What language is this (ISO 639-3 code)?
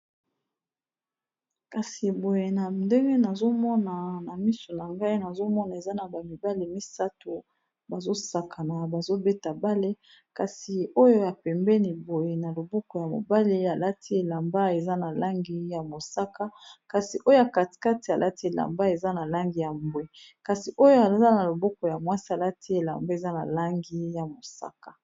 lin